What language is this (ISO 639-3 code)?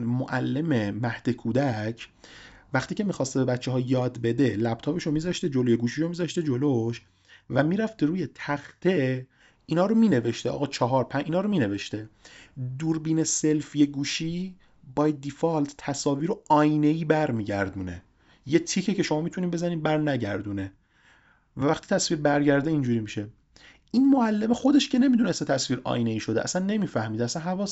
fas